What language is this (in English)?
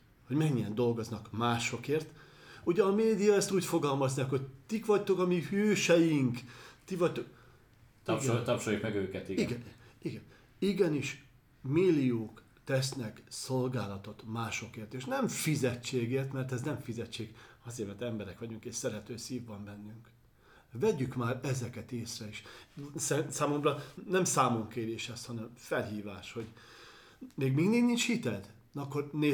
Hungarian